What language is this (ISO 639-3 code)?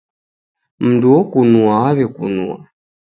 dav